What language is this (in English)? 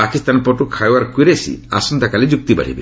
Odia